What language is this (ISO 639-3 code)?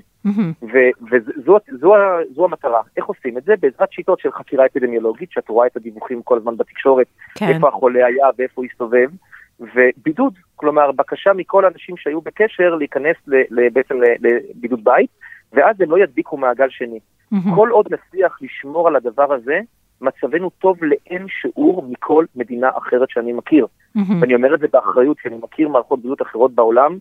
heb